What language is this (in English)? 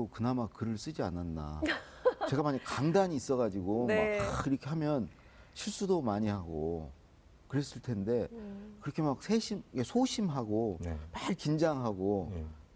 Korean